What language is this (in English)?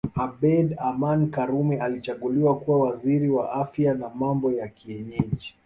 Swahili